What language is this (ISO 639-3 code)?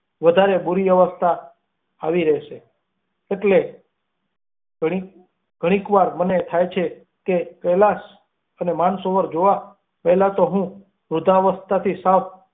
guj